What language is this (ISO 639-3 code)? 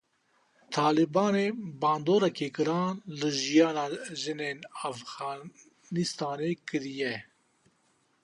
kur